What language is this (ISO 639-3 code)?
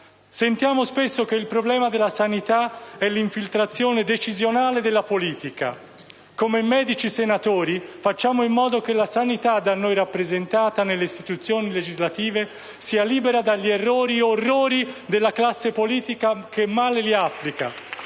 ita